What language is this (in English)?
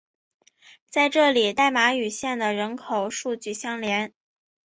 Chinese